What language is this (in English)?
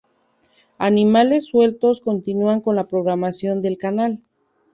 Spanish